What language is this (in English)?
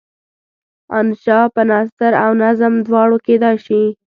Pashto